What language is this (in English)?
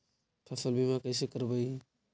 Magahi